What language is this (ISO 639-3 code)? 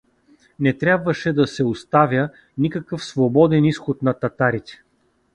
bul